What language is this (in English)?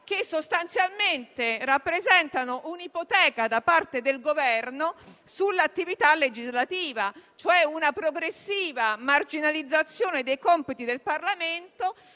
Italian